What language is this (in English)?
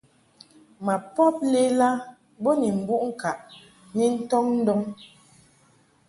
Mungaka